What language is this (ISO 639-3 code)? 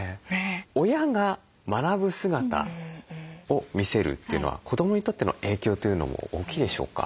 jpn